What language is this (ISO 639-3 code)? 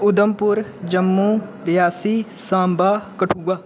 doi